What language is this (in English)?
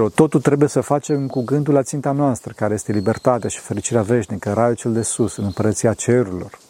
Romanian